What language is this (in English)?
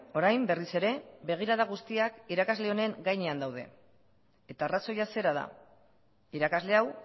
Basque